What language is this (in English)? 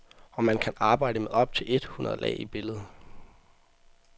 Danish